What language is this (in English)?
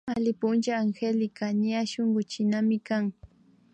Imbabura Highland Quichua